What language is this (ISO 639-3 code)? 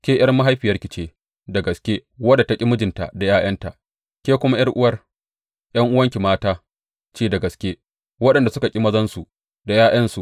hau